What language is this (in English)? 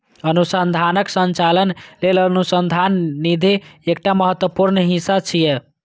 Maithili